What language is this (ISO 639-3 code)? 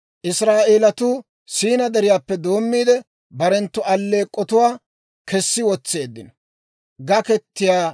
dwr